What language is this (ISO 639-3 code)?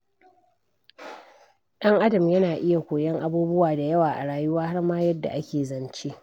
hau